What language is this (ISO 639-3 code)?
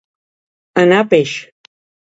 cat